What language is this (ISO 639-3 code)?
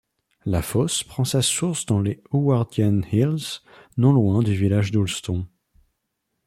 fra